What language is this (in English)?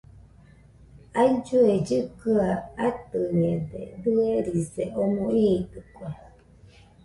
Nüpode Huitoto